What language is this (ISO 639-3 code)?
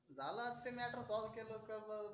mar